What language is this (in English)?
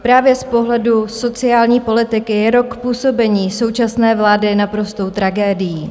Czech